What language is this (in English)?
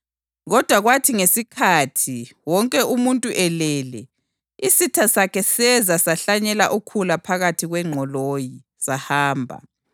North Ndebele